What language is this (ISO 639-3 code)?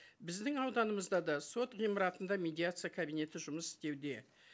kaz